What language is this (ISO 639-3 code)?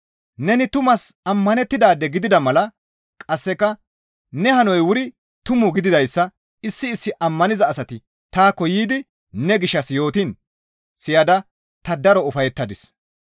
gmv